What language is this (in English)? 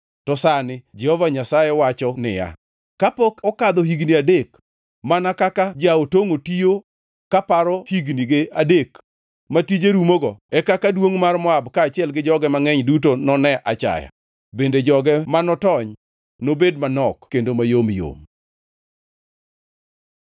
Luo (Kenya and Tanzania)